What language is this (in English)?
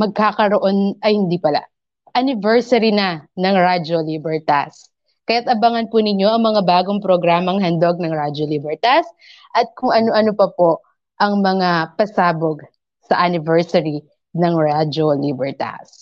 Filipino